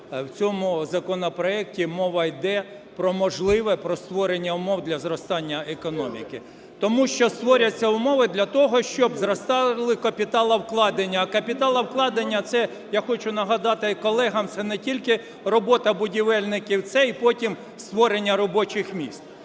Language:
Ukrainian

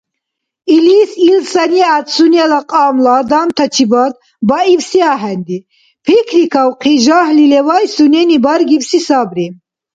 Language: Dargwa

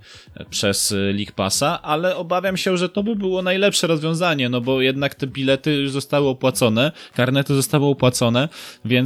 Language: Polish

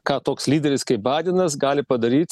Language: Lithuanian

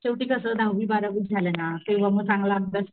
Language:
Marathi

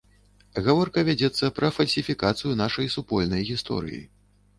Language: Belarusian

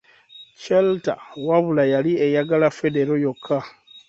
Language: Ganda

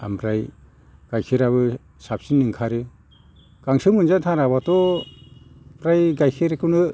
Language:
Bodo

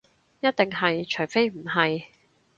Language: Cantonese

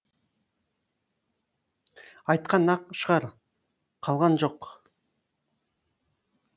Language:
Kazakh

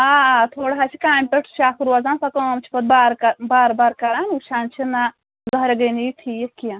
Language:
Kashmiri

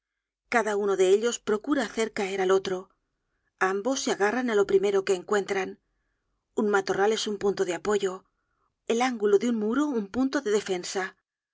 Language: Spanish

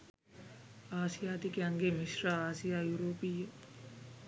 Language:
Sinhala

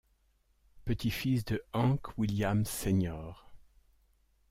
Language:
French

